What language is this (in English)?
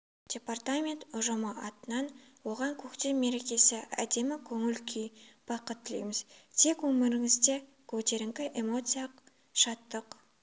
Kazakh